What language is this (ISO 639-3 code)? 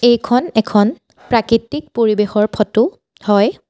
asm